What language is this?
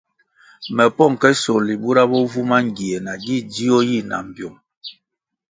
Kwasio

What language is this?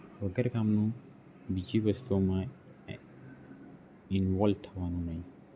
Gujarati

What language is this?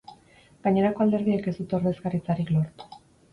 Basque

